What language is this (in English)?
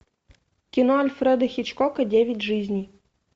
Russian